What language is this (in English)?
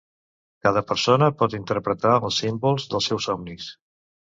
Catalan